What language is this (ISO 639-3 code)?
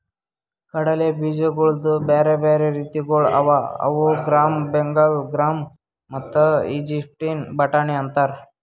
kan